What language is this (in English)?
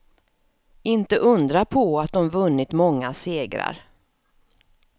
Swedish